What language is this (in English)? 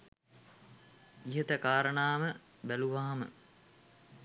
Sinhala